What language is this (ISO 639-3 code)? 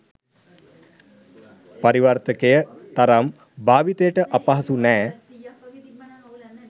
sin